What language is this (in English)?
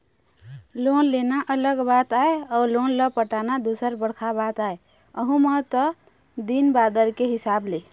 Chhattisgarhi